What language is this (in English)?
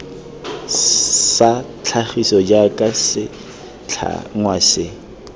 Tswana